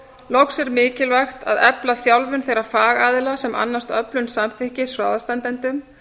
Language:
Icelandic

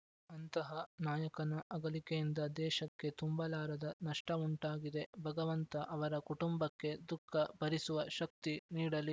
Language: Kannada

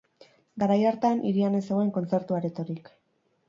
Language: Basque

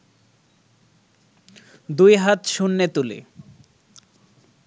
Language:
Bangla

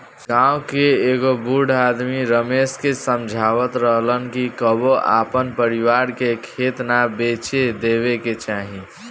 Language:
Bhojpuri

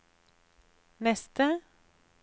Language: Norwegian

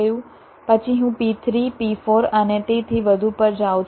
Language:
Gujarati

